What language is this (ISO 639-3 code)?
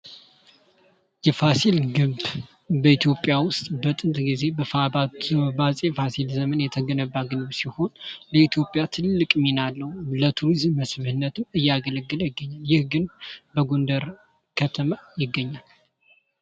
amh